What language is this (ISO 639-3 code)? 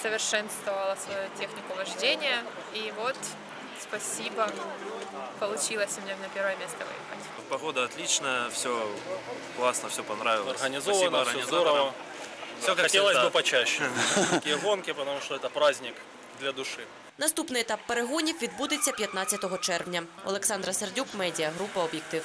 ukr